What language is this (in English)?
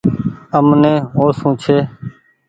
Goaria